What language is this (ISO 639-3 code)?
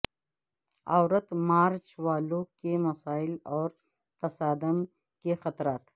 urd